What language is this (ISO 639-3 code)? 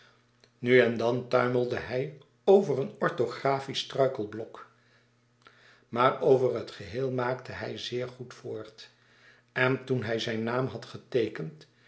nld